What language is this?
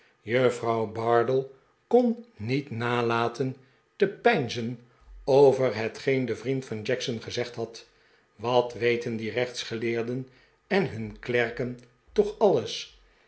Dutch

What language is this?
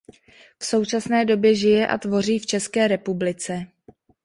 Czech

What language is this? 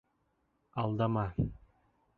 Bashkir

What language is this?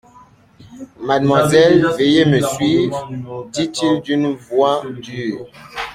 French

